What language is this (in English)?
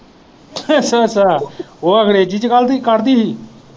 Punjabi